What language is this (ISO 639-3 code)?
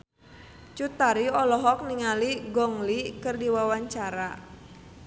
sun